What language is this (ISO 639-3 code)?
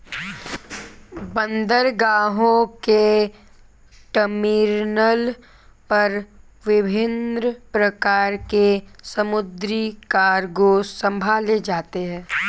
hin